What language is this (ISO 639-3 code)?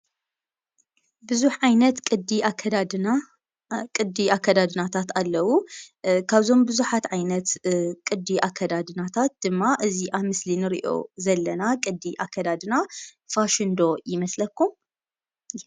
tir